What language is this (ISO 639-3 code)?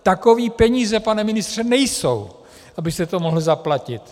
ces